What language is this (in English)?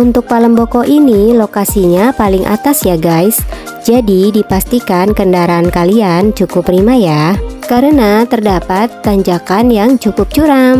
Indonesian